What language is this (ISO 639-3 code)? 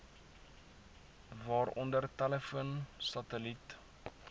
afr